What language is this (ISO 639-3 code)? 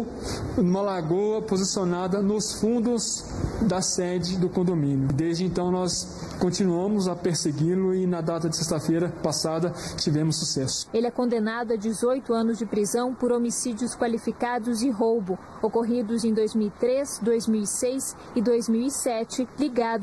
por